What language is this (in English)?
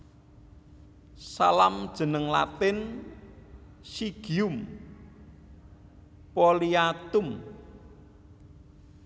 Javanese